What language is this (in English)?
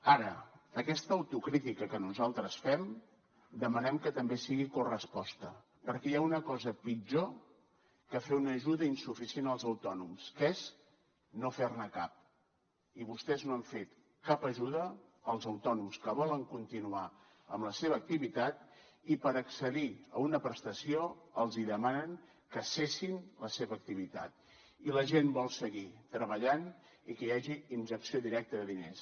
Catalan